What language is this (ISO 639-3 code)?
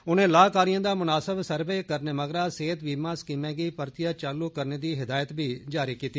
doi